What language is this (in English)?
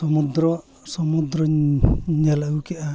Santali